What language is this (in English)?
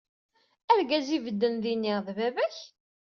Kabyle